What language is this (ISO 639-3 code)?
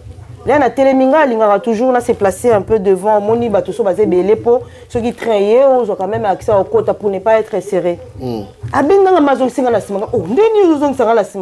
fra